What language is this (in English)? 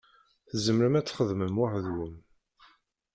Kabyle